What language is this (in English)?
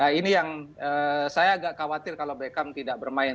Indonesian